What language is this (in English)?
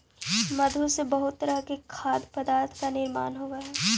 Magahi